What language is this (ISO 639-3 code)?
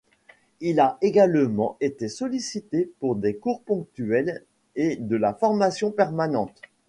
fra